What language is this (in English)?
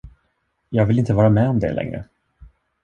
Swedish